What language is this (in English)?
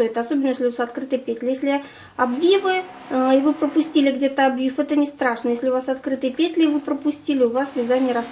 Russian